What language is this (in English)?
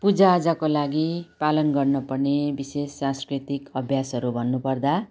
Nepali